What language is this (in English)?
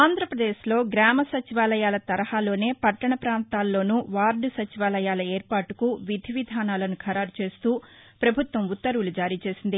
Telugu